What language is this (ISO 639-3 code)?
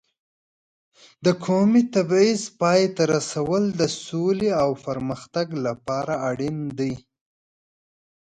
pus